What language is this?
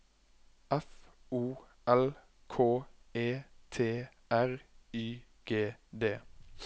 Norwegian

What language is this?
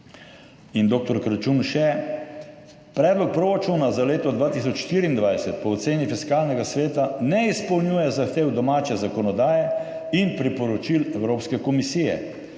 Slovenian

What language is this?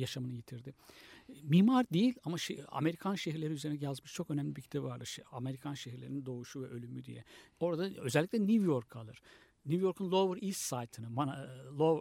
Turkish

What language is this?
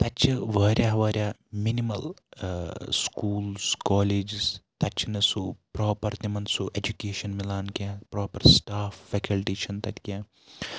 Kashmiri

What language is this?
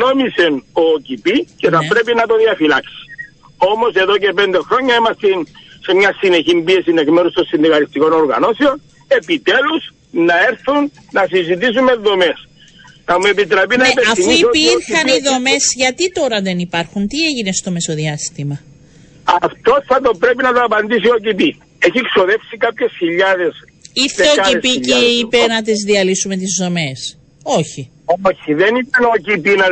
Greek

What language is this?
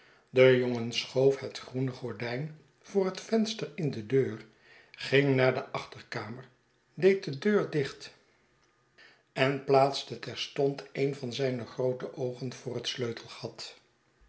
Dutch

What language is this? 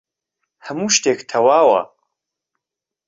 Central Kurdish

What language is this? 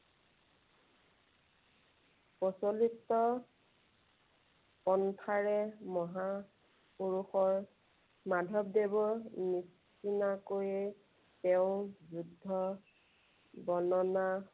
Assamese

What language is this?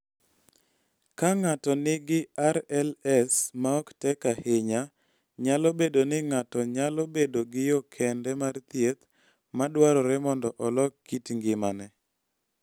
Luo (Kenya and Tanzania)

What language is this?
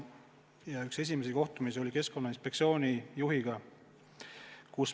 Estonian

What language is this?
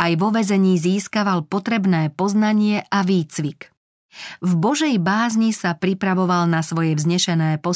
Slovak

